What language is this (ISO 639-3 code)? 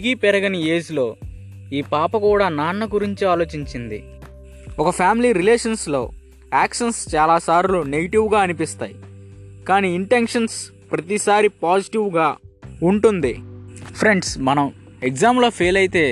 tel